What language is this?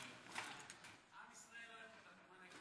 Hebrew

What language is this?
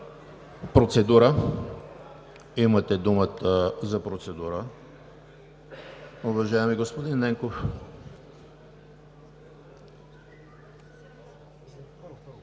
Bulgarian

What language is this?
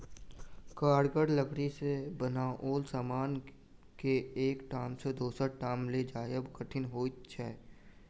Maithili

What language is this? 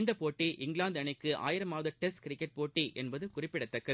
Tamil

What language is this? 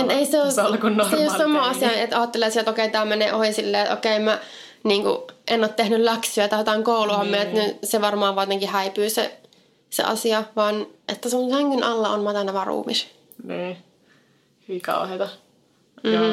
Finnish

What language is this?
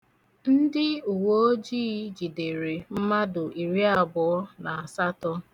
Igbo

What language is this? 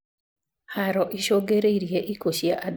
Kikuyu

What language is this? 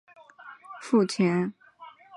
Chinese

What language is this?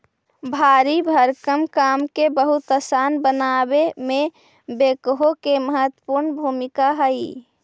Magahi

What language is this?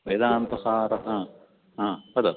Sanskrit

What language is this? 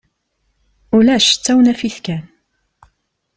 Kabyle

